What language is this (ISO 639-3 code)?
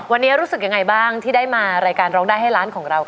tha